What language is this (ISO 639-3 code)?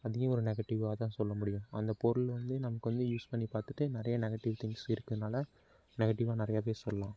tam